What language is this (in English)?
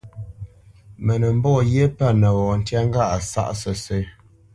Bamenyam